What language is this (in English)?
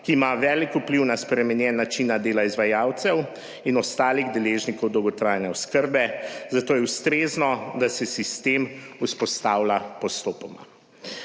Slovenian